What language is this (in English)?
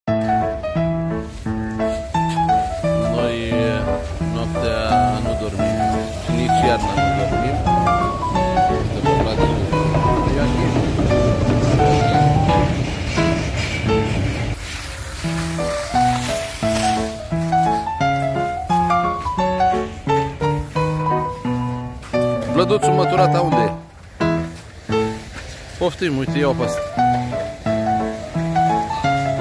Romanian